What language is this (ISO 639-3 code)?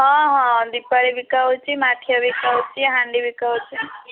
ori